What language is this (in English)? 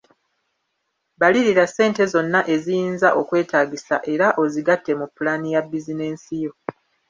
Ganda